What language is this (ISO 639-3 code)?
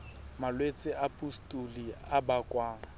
sot